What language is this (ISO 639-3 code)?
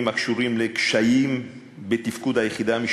heb